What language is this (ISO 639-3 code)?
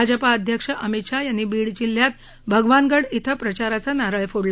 mar